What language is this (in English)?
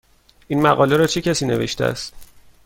Persian